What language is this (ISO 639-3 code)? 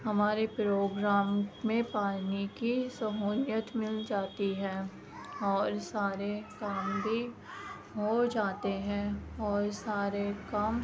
urd